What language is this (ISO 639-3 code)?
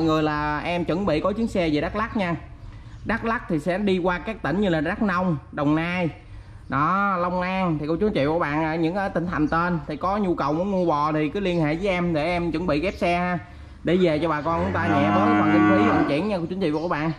vie